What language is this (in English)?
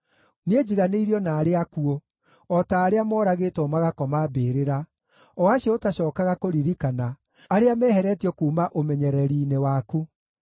Kikuyu